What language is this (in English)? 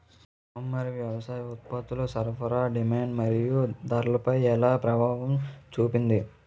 Telugu